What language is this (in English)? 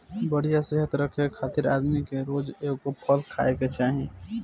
Bhojpuri